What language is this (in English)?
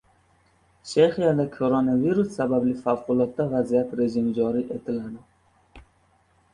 Uzbek